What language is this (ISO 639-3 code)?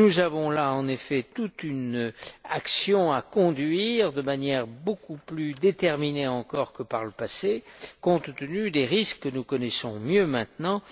fra